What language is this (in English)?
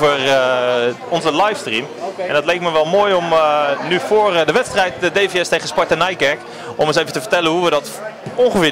Dutch